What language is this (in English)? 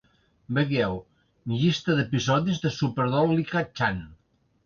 Catalan